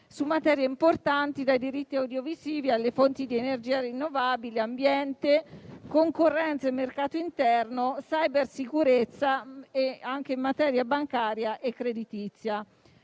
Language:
Italian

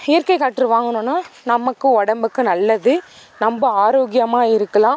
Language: Tamil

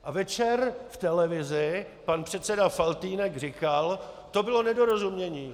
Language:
Czech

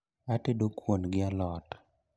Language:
Luo (Kenya and Tanzania)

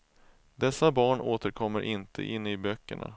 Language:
Swedish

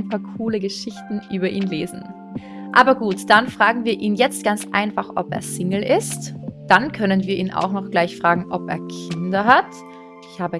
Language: German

